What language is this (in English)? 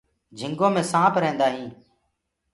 Gurgula